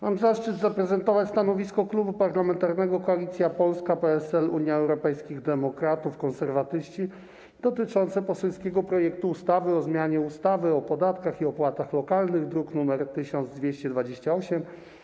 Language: Polish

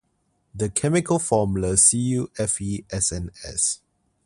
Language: English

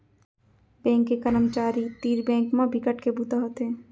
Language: Chhattisgarhi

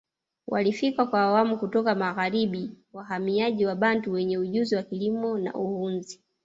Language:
Swahili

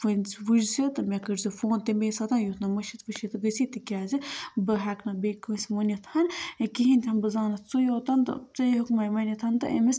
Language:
Kashmiri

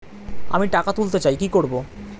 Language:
Bangla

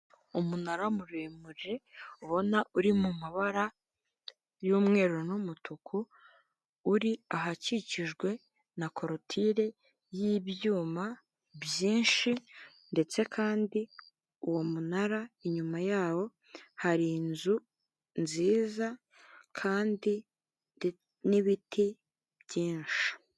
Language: Kinyarwanda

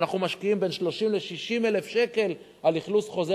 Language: Hebrew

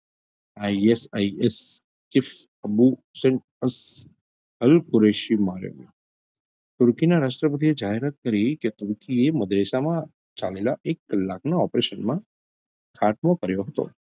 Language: Gujarati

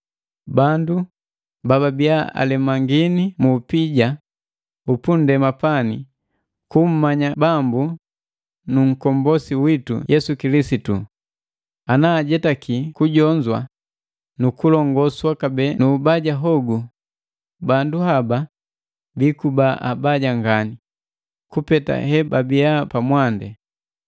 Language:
Matengo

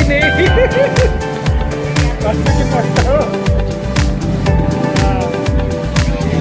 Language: Indonesian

